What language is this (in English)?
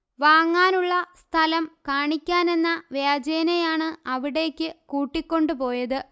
Malayalam